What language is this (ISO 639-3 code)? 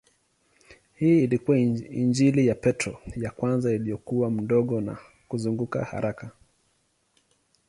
swa